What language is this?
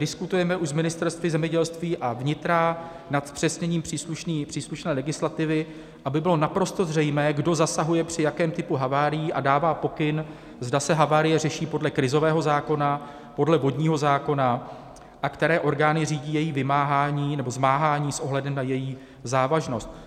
Czech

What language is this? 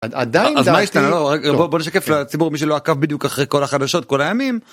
Hebrew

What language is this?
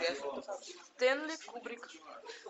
Russian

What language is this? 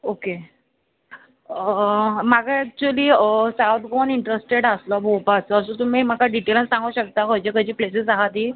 Konkani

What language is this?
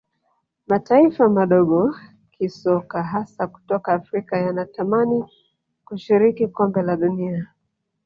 Swahili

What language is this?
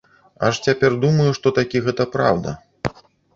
Belarusian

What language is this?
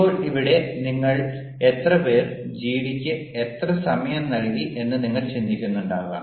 Malayalam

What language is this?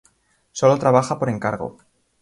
Spanish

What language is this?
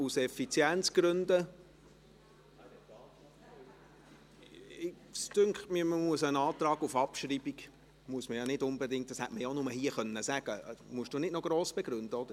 Swiss German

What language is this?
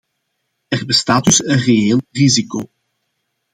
Dutch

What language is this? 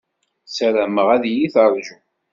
Kabyle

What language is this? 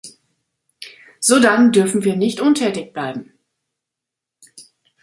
German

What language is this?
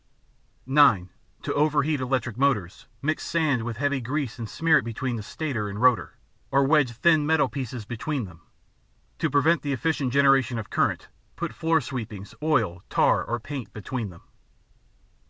English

